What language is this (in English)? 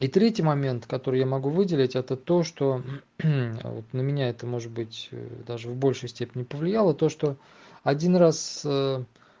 Russian